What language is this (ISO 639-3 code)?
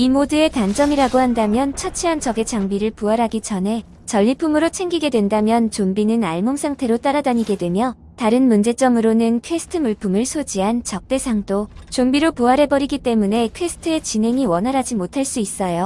kor